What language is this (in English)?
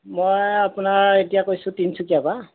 Assamese